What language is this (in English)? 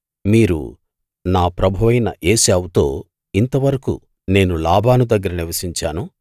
Telugu